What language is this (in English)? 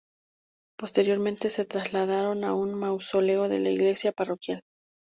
Spanish